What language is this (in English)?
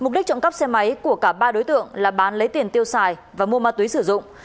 Vietnamese